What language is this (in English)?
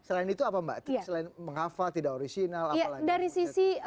Indonesian